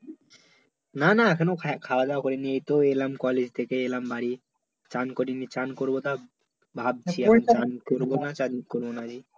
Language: Bangla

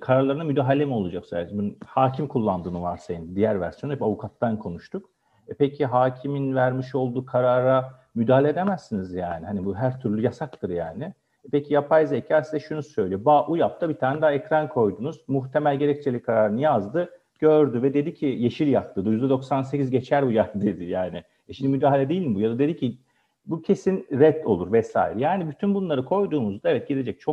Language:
Turkish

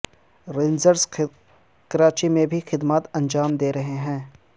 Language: Urdu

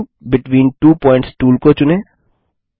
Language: Hindi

